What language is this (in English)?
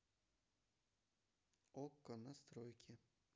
Russian